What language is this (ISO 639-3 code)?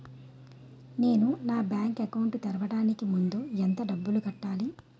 tel